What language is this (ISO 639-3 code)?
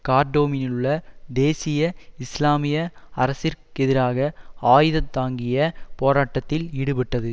tam